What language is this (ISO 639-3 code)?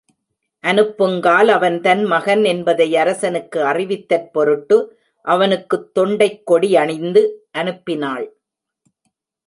tam